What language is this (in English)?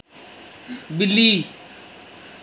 Dogri